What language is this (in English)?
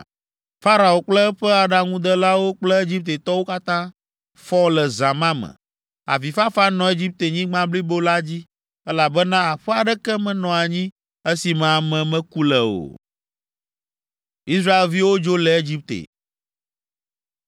Ewe